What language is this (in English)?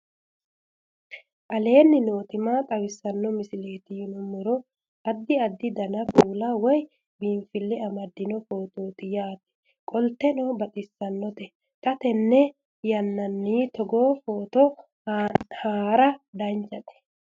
Sidamo